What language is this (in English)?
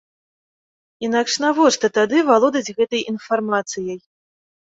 Belarusian